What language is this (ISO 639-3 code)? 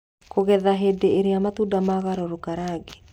kik